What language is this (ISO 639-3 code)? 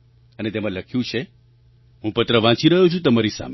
guj